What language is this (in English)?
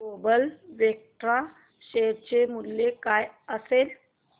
Marathi